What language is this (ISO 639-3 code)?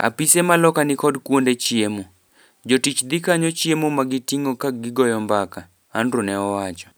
luo